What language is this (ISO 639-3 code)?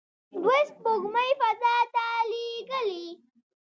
pus